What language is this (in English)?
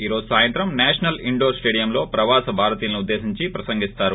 Telugu